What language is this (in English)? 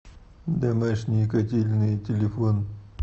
Russian